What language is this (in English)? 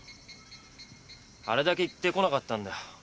Japanese